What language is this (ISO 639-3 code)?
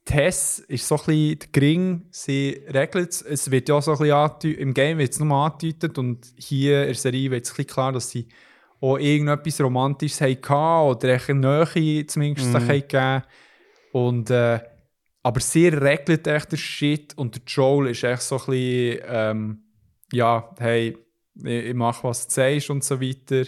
deu